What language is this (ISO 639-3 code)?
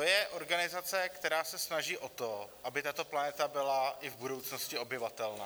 ces